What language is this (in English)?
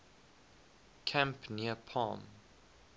English